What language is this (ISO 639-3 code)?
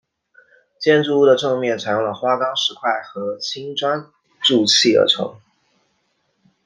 zho